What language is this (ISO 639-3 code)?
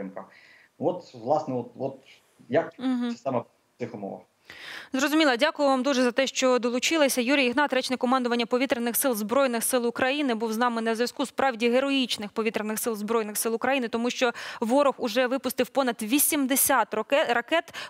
ukr